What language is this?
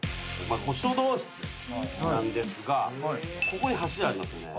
Japanese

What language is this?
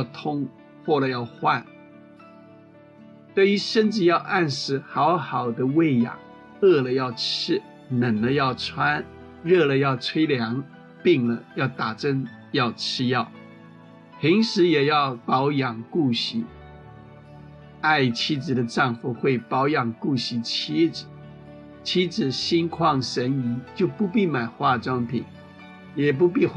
Chinese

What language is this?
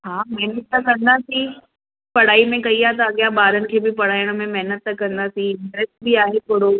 Sindhi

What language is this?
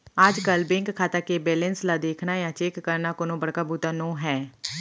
Chhattisgarhi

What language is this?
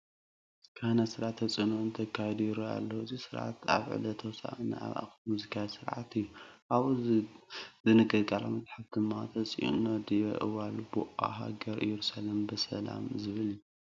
Tigrinya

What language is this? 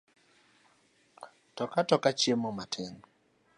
Luo (Kenya and Tanzania)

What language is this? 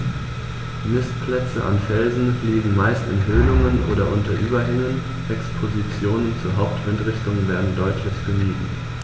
German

